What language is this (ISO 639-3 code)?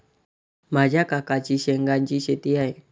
mar